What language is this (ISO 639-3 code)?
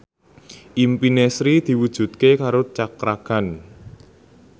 jav